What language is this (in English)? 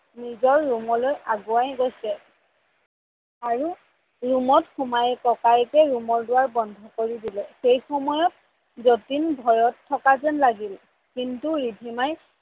Assamese